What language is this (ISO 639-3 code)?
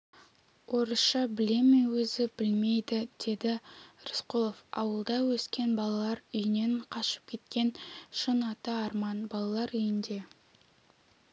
kaz